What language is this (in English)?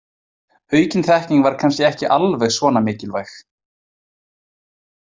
Icelandic